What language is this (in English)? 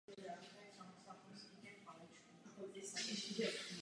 Czech